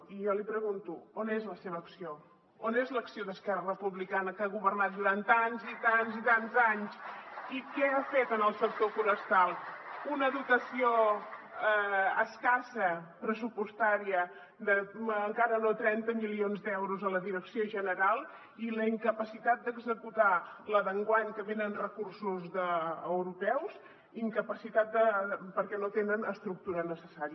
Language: Catalan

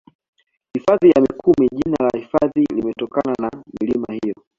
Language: Swahili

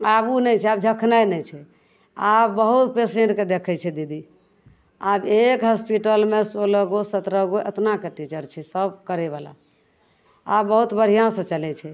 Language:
Maithili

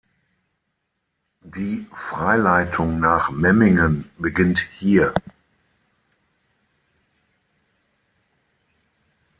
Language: German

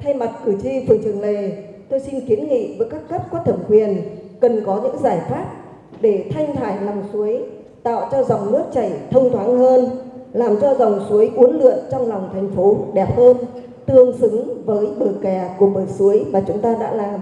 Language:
Vietnamese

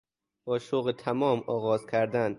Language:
Persian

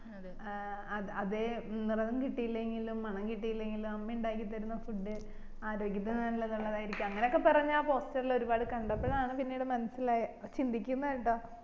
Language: Malayalam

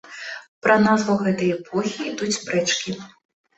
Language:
Belarusian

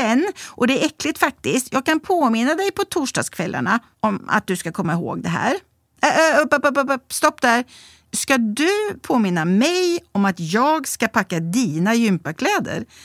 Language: Swedish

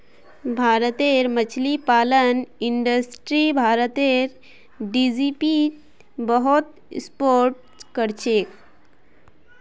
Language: Magahi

